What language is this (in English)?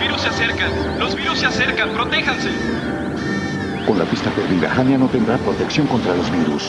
Spanish